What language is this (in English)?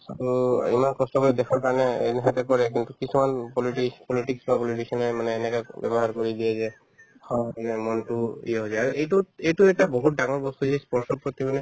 Assamese